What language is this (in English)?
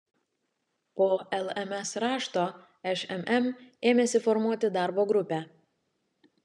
Lithuanian